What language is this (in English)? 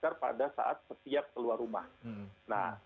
Indonesian